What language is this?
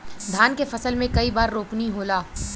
Bhojpuri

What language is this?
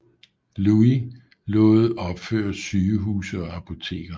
Danish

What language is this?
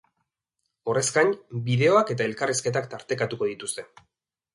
Basque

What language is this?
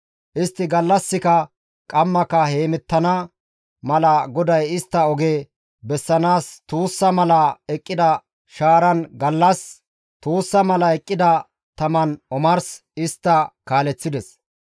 Gamo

